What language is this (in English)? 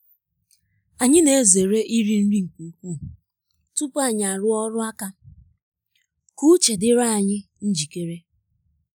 Igbo